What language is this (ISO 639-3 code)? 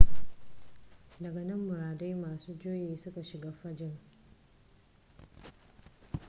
hau